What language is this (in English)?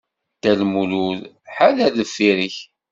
Kabyle